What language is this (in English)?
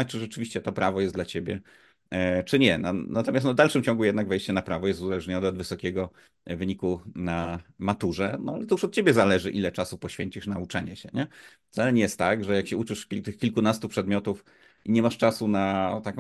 Polish